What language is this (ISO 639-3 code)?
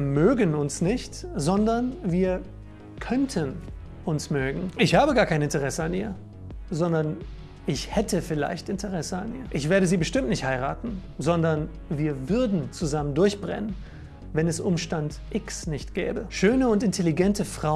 deu